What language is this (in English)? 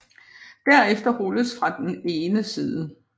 Danish